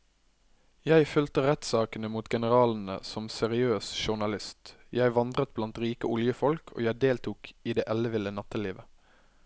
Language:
Norwegian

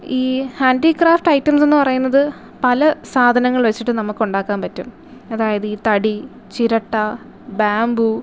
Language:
Malayalam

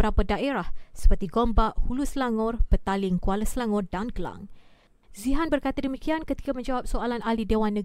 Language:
Malay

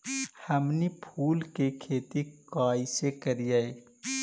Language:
Magahi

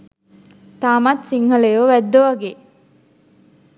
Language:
Sinhala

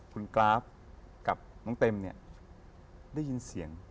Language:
Thai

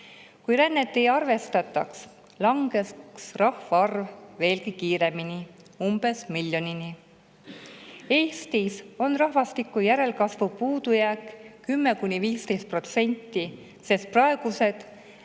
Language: Estonian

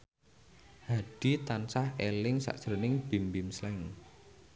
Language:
Javanese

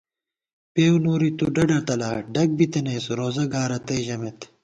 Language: Gawar-Bati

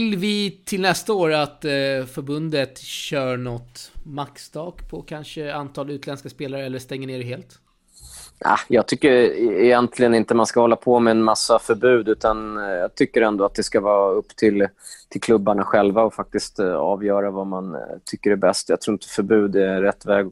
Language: Swedish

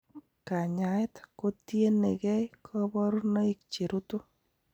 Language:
Kalenjin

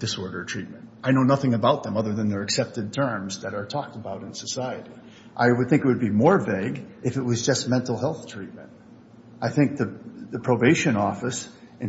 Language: English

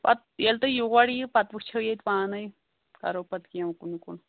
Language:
Kashmiri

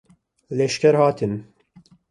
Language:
Kurdish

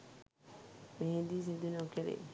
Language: Sinhala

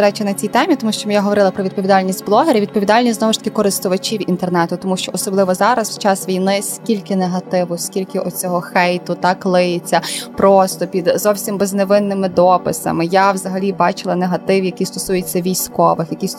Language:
Ukrainian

